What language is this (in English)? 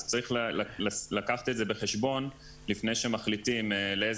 Hebrew